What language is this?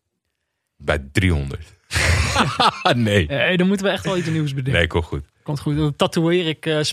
Dutch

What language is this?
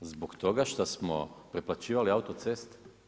Croatian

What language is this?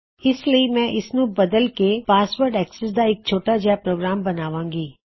Punjabi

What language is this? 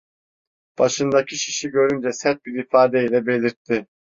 Turkish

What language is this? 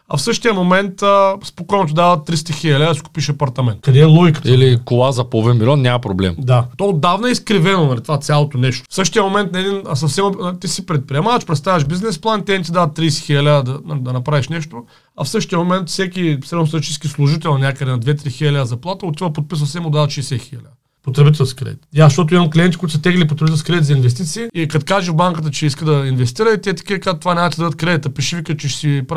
Bulgarian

